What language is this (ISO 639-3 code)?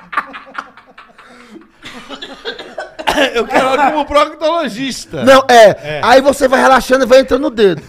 por